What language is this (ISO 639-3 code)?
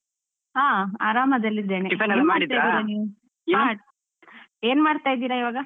kan